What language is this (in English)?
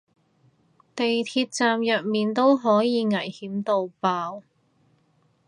Cantonese